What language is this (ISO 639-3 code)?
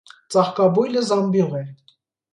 hye